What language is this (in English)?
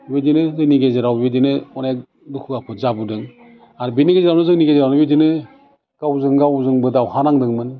Bodo